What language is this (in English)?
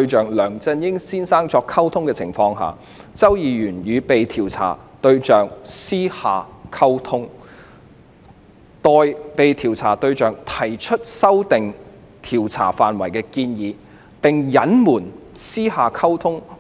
Cantonese